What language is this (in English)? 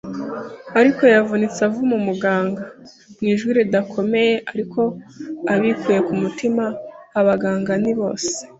Kinyarwanda